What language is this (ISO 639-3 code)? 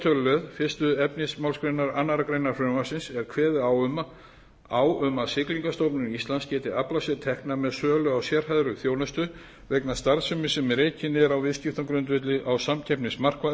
isl